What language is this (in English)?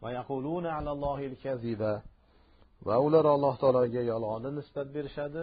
Turkish